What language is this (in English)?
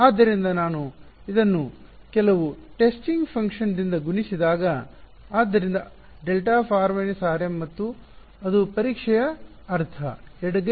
Kannada